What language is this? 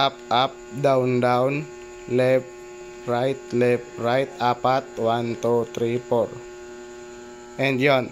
Filipino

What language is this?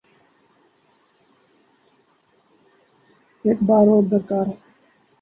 Urdu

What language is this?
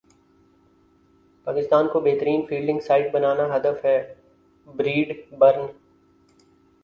Urdu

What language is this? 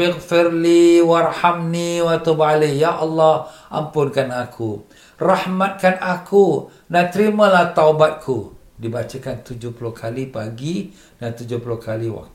Malay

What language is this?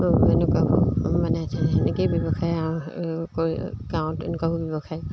Assamese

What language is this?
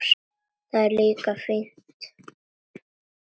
Icelandic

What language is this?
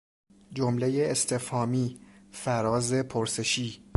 Persian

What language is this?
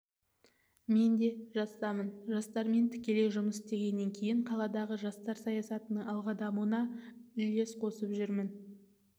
Kazakh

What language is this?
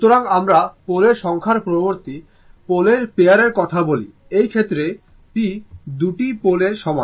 Bangla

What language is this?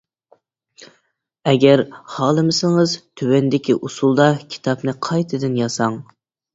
Uyghur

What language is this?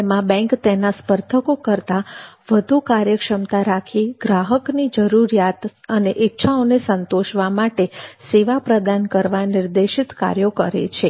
Gujarati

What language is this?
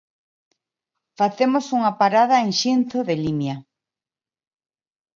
Galician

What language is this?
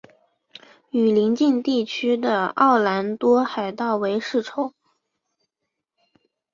Chinese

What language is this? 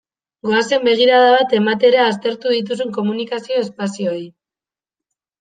Basque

